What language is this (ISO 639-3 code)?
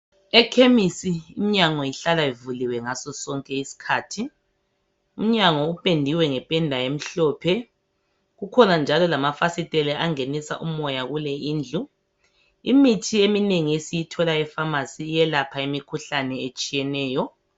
nde